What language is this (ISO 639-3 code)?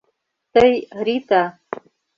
chm